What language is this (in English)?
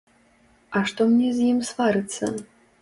Belarusian